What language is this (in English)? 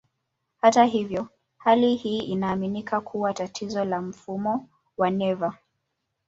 Swahili